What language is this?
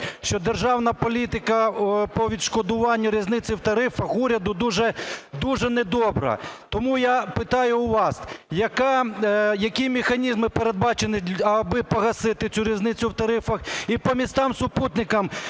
Ukrainian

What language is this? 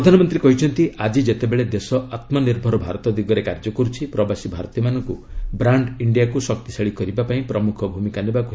Odia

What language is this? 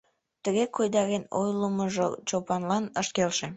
Mari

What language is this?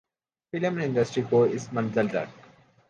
Urdu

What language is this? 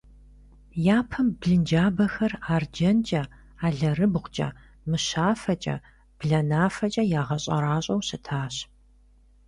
Kabardian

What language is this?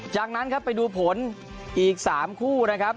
Thai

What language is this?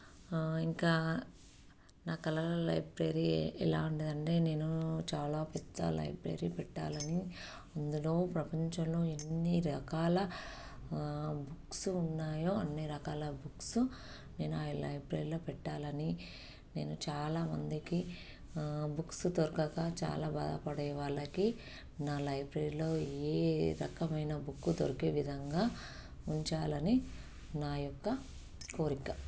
Telugu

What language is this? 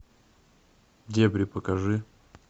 Russian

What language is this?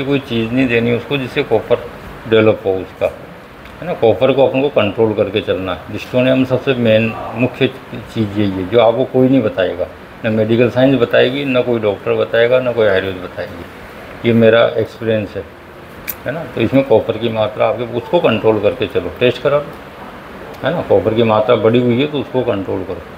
Hindi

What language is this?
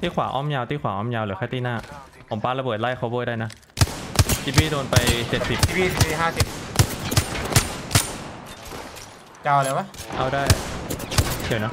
Thai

